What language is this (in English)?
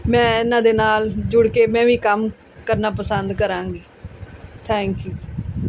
Punjabi